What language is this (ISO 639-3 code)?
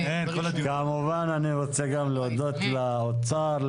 heb